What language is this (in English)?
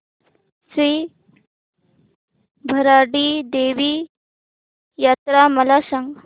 Marathi